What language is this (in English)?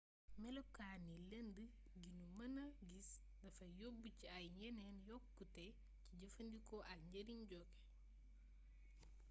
Wolof